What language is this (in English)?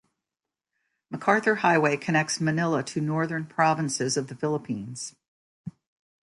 English